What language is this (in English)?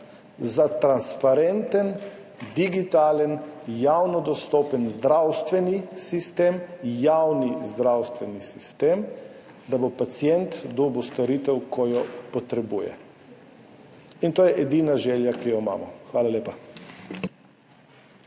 Slovenian